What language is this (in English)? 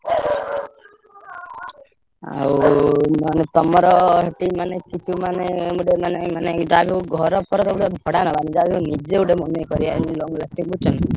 Odia